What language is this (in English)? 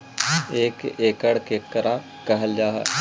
Magahi